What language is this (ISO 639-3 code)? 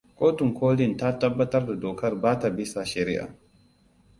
hau